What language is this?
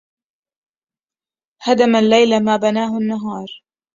Arabic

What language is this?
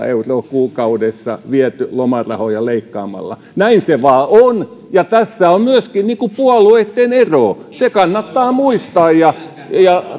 Finnish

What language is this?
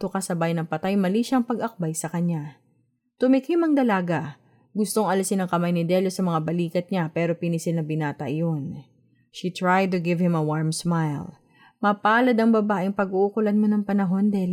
Filipino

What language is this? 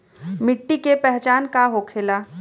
Bhojpuri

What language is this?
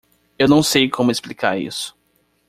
Portuguese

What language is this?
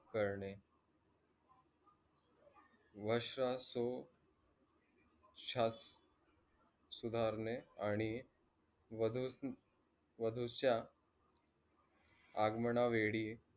Marathi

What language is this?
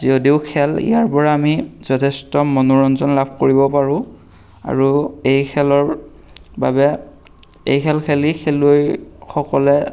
Assamese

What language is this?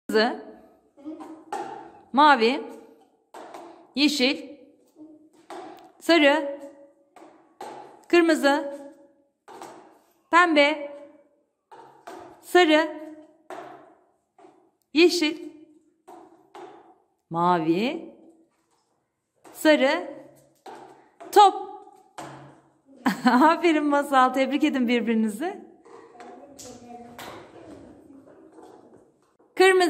Turkish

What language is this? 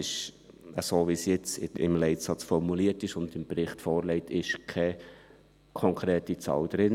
Swiss German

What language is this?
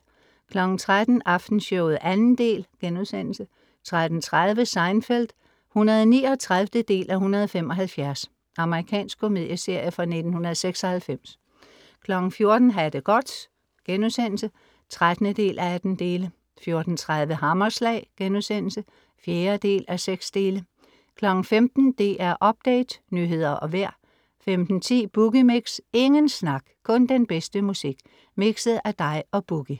Danish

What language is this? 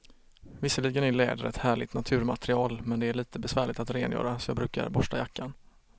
Swedish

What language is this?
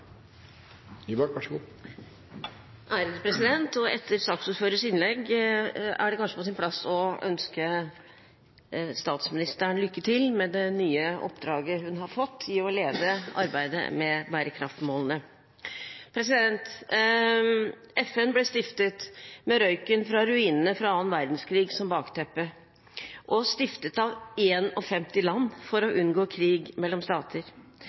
Norwegian Bokmål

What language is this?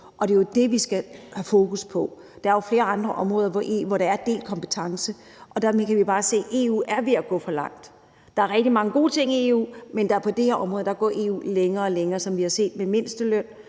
Danish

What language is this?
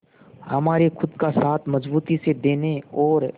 Hindi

